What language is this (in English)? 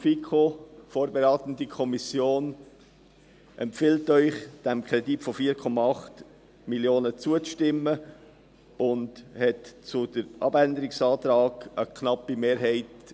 Swiss German